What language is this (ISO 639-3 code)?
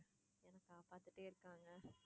tam